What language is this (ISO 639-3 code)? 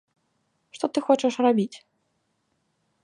bel